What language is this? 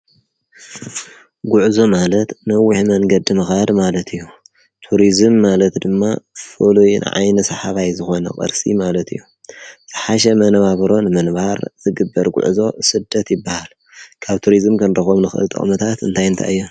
Tigrinya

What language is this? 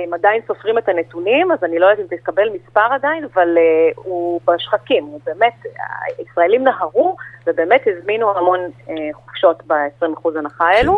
Hebrew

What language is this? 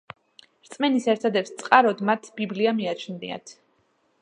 Georgian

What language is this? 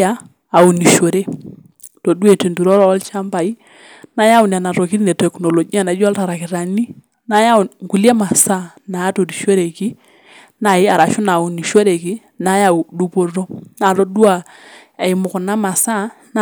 Masai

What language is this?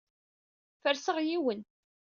Kabyle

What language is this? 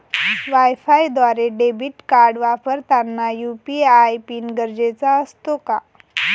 Marathi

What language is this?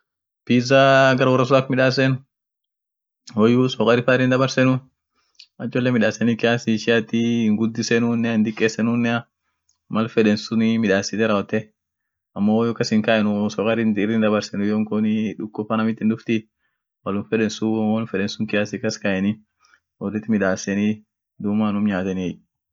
Orma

